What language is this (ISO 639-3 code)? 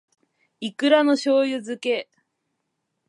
jpn